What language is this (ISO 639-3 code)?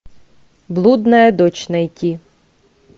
rus